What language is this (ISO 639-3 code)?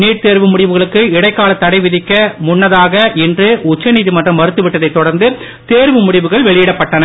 tam